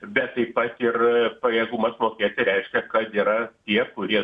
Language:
Lithuanian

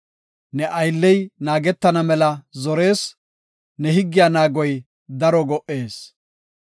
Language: Gofa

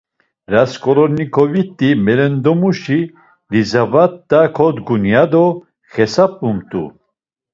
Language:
Laz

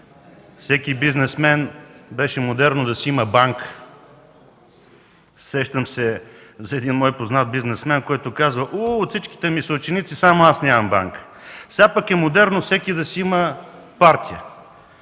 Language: Bulgarian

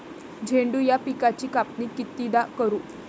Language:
Marathi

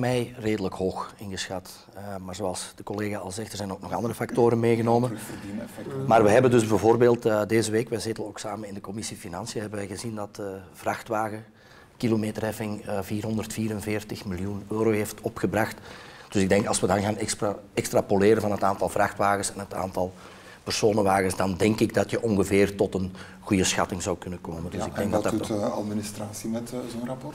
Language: Dutch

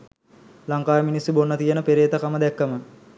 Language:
Sinhala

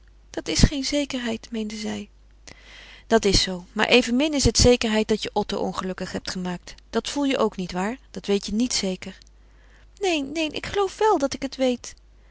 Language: Dutch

